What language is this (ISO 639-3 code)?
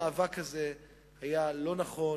heb